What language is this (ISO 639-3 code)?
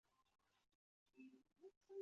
zho